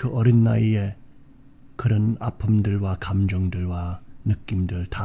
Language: Korean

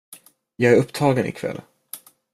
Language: Swedish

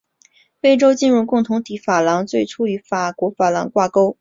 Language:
Chinese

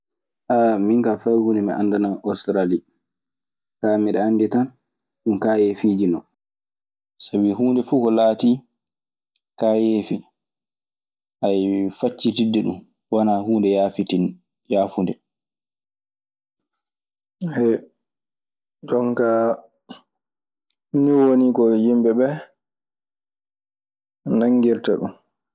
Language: Maasina Fulfulde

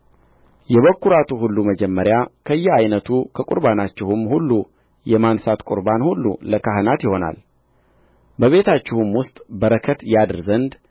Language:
Amharic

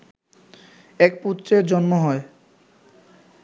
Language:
Bangla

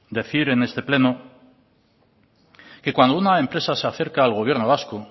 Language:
Spanish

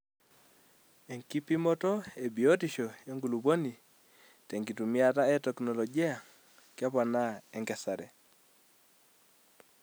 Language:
Masai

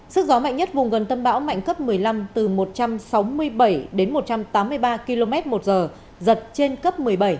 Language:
Vietnamese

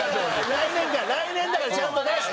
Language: Japanese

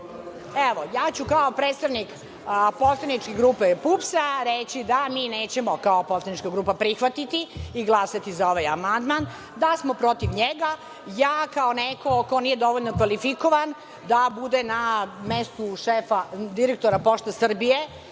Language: Serbian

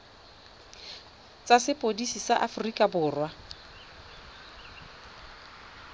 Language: Tswana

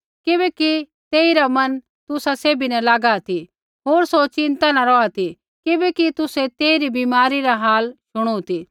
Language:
Kullu Pahari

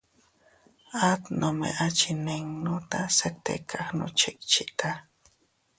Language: Teutila Cuicatec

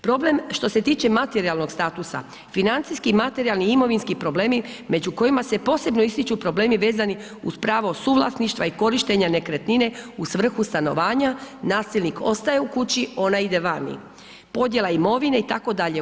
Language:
Croatian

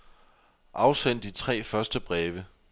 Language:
Danish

